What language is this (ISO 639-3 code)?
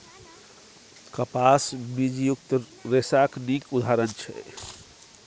mai